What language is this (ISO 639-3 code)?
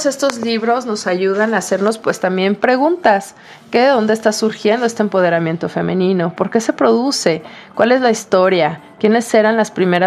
spa